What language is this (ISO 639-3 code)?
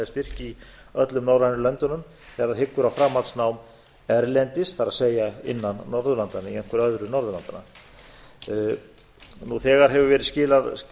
isl